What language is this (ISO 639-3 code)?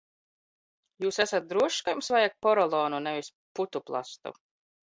lav